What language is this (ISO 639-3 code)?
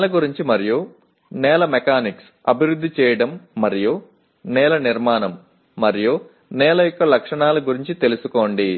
tel